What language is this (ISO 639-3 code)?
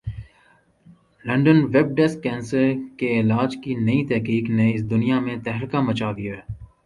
urd